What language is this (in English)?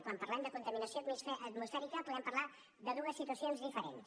Catalan